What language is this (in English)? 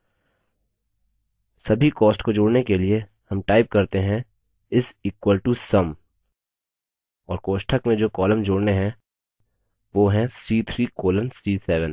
Hindi